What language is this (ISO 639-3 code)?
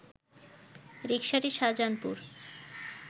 ben